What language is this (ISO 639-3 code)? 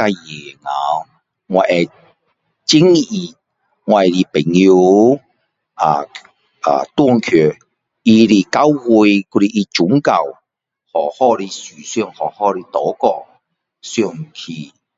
cdo